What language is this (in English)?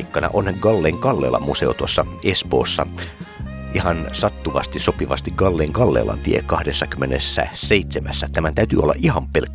Finnish